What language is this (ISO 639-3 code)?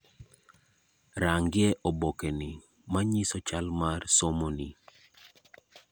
luo